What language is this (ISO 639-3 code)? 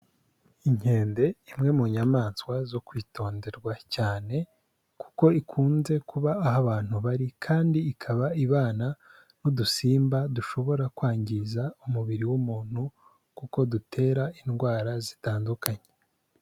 kin